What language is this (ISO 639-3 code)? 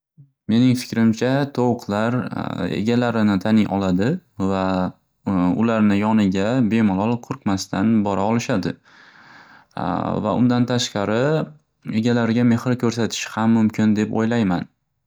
uzb